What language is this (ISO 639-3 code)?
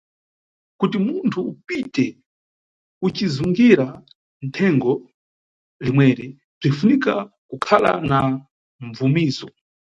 nyu